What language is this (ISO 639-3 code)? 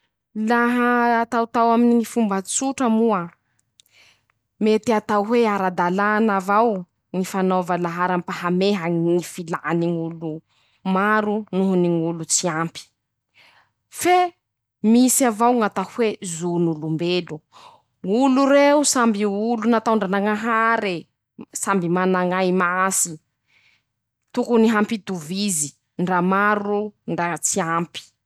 msh